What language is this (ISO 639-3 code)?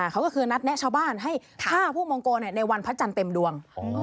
tha